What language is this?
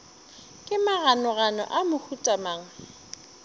Northern Sotho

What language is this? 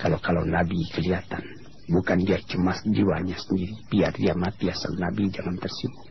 Malay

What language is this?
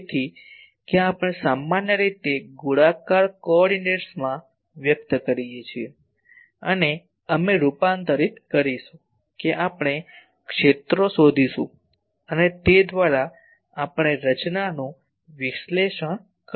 Gujarati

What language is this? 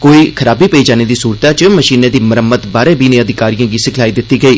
Dogri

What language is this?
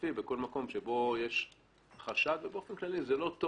Hebrew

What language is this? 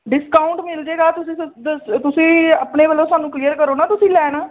Punjabi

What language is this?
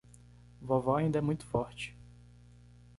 Portuguese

